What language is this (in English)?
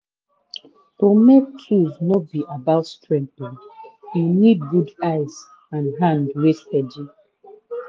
Nigerian Pidgin